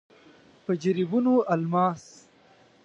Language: Pashto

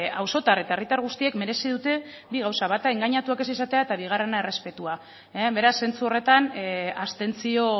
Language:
Basque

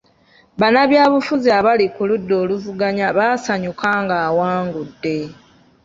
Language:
Ganda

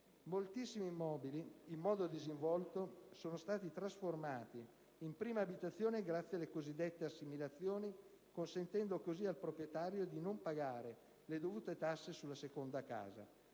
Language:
Italian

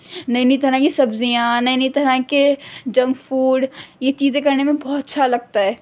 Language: Urdu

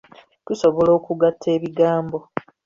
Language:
Ganda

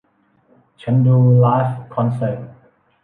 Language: Thai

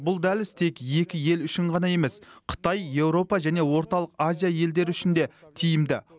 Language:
Kazakh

